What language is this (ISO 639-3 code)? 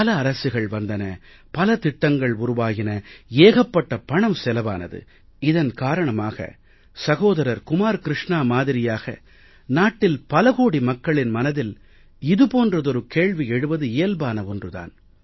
tam